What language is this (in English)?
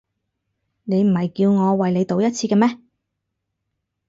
Cantonese